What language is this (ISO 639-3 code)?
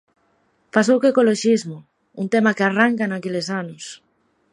glg